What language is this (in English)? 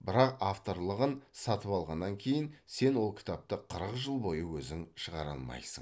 Kazakh